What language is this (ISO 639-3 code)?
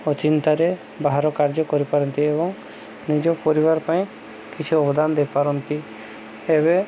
ori